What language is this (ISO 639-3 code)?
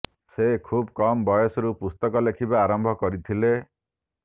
ori